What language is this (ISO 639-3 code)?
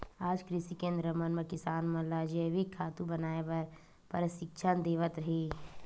hne